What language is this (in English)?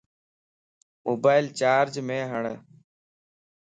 Lasi